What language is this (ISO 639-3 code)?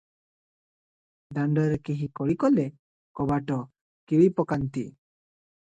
ori